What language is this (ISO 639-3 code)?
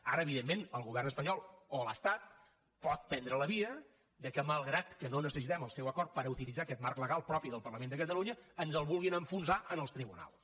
cat